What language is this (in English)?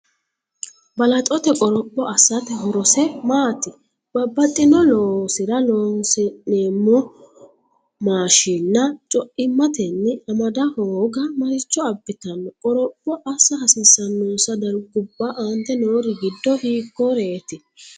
Sidamo